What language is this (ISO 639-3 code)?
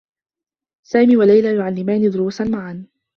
ara